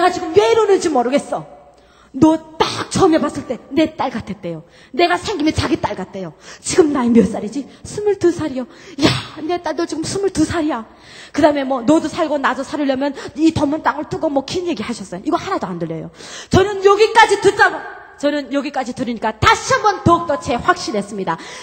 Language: Korean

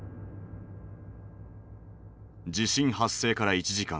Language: Japanese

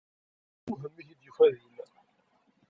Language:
Kabyle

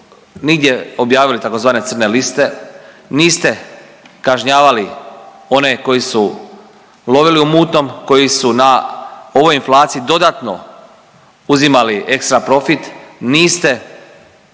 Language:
Croatian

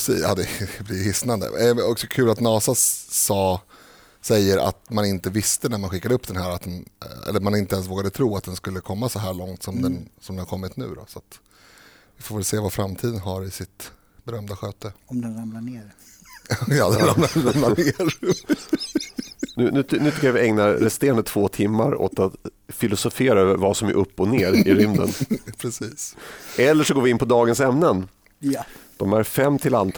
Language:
Swedish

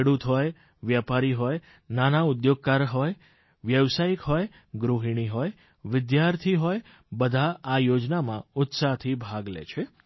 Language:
Gujarati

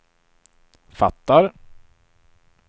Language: Swedish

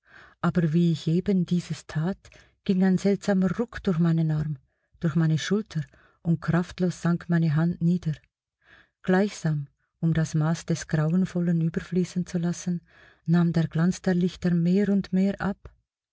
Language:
German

